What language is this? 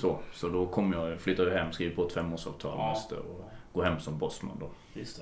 Swedish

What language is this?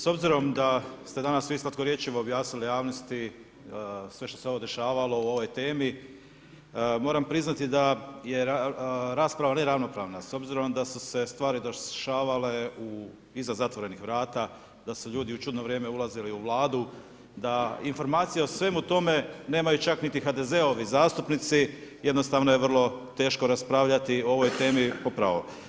Croatian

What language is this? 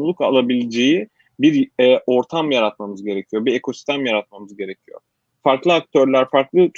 Turkish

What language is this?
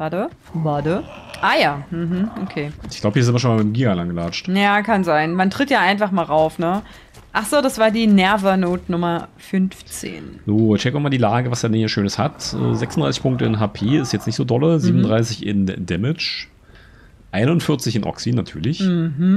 German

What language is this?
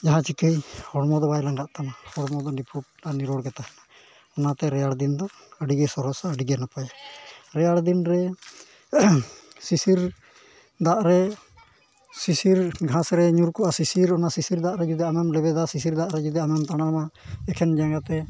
Santali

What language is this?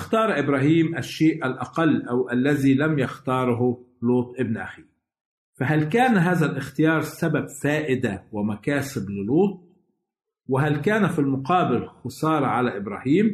Arabic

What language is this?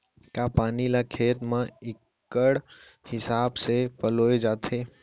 Chhattisgarhi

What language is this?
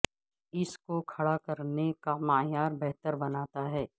Urdu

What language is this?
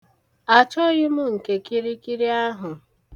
Igbo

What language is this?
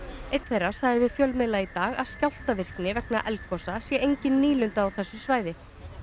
Icelandic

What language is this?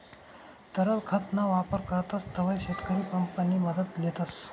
Marathi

